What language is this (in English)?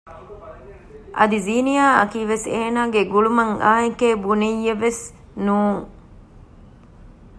Divehi